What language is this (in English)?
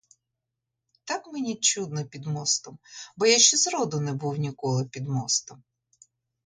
Ukrainian